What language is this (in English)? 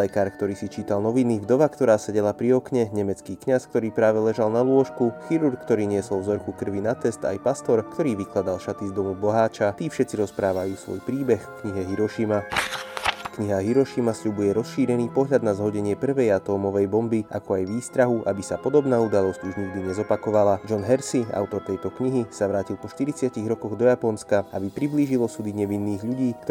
Slovak